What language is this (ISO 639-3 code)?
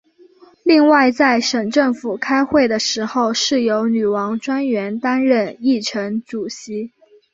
zho